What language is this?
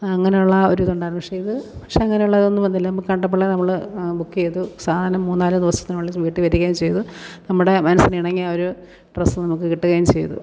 Malayalam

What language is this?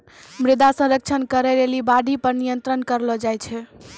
Maithili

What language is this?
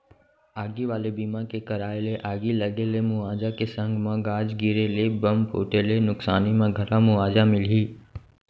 Chhattisgarhi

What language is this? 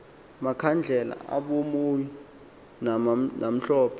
Xhosa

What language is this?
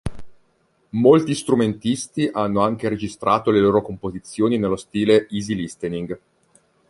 Italian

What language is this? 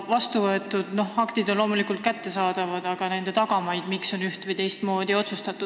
Estonian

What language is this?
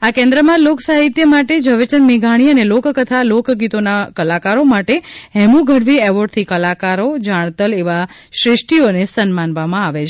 Gujarati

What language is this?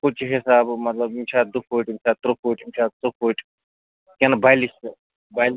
Kashmiri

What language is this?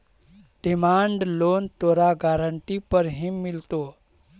Magahi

